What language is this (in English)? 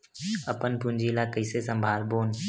Chhattisgarhi